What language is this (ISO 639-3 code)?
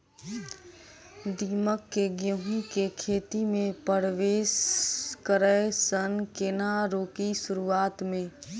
mai